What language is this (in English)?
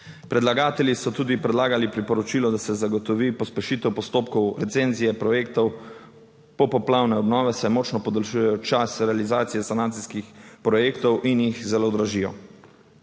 Slovenian